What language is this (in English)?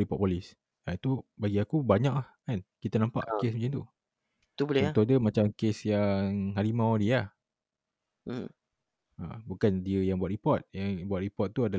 Malay